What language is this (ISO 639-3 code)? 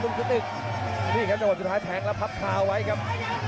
tha